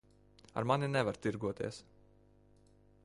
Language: Latvian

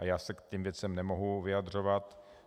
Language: Czech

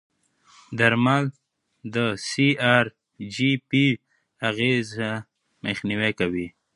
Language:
Pashto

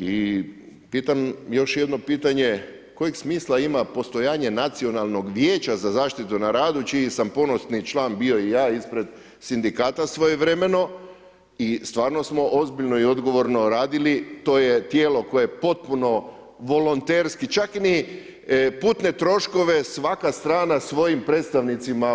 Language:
Croatian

